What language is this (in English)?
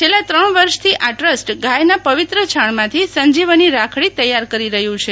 Gujarati